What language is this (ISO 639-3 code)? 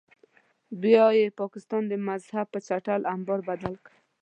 pus